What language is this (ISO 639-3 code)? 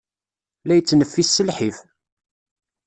kab